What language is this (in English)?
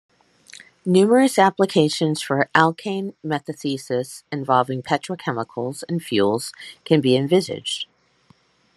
English